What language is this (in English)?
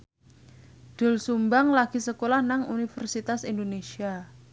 Javanese